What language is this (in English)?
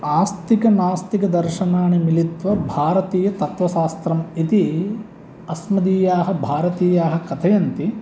Sanskrit